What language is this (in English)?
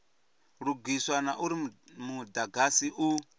Venda